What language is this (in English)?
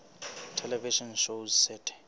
Southern Sotho